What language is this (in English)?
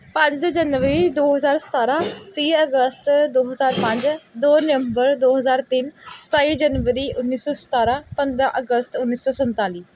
Punjabi